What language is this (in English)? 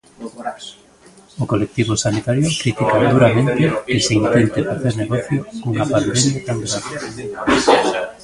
Galician